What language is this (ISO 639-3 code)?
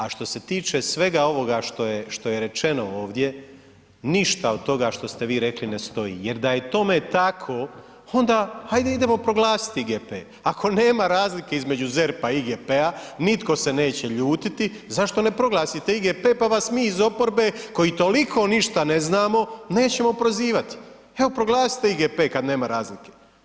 hrv